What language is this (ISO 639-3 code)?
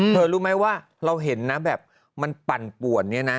tha